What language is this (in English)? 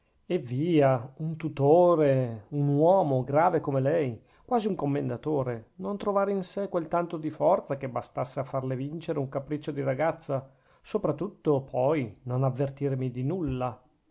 Italian